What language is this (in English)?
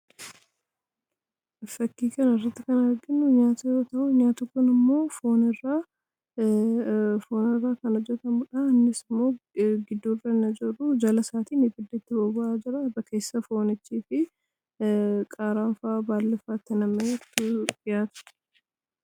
Oromo